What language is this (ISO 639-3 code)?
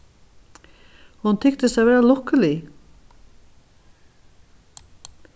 fao